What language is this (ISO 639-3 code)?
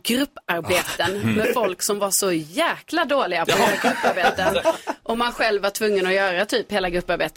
swe